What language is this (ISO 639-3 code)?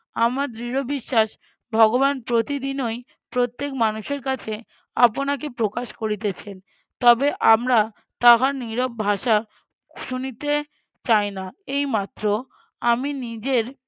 ben